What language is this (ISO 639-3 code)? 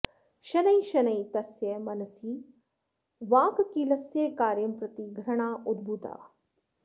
san